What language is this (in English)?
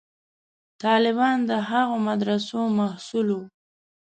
Pashto